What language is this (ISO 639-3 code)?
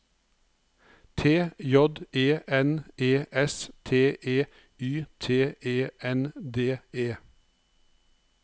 nor